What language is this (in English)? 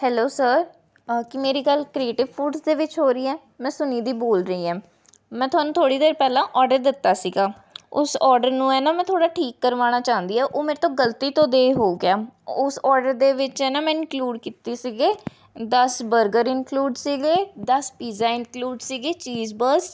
Punjabi